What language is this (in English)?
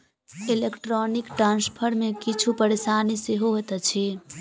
Maithili